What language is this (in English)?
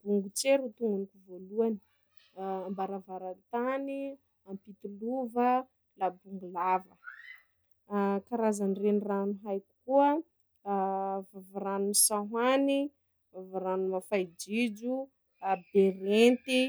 Sakalava Malagasy